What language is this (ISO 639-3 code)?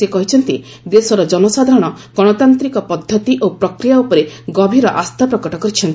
ori